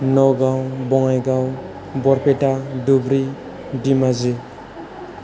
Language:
Bodo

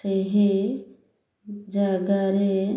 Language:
Odia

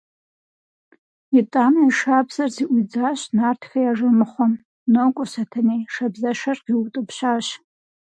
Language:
Kabardian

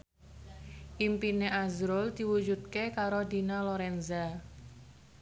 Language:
Javanese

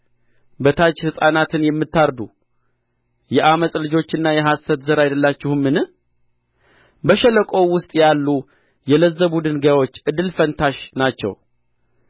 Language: Amharic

